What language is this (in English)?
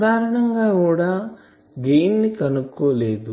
Telugu